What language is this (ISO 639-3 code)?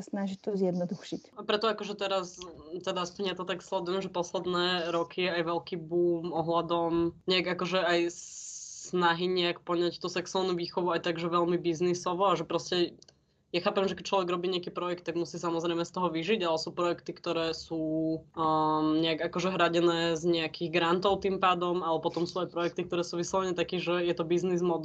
slk